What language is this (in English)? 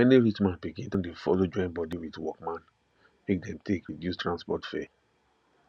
Nigerian Pidgin